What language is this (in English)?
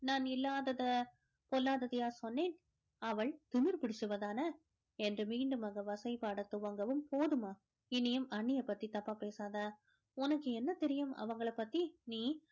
Tamil